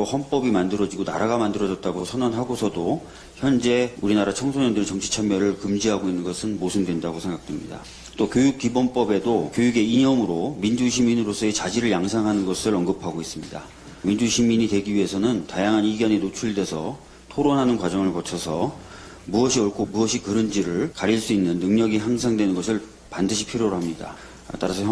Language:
Korean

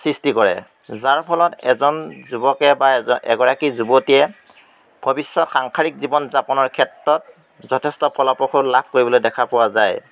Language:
Assamese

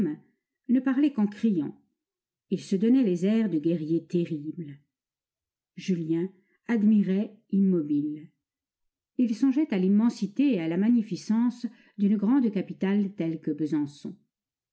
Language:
French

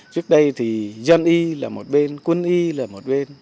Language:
Vietnamese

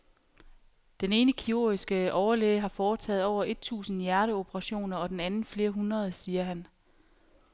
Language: Danish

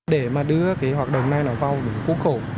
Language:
Vietnamese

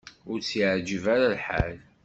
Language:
Kabyle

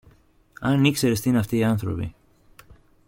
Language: Greek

